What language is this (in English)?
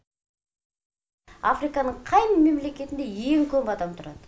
Kazakh